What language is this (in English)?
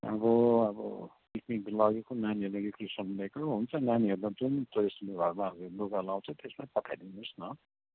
Nepali